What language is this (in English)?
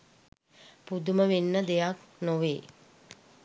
Sinhala